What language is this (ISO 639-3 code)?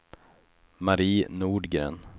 swe